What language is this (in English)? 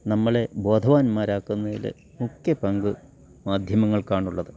Malayalam